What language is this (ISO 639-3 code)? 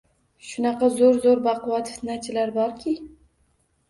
uzb